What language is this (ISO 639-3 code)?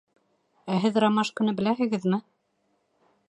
bak